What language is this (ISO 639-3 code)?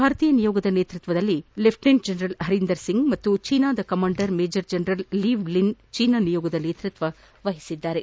kan